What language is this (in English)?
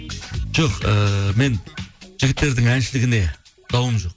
Kazakh